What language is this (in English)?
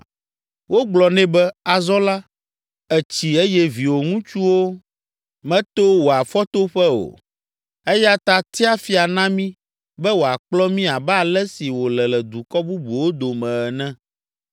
Ewe